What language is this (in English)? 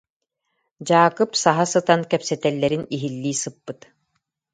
Yakut